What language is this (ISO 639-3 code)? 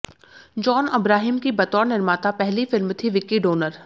hin